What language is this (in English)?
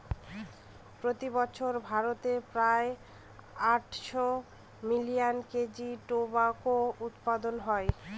Bangla